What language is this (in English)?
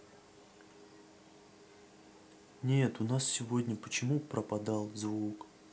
Russian